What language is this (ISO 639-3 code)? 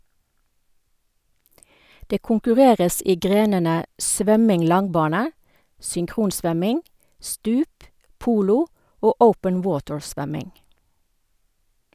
nor